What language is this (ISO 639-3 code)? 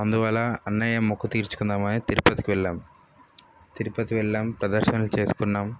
tel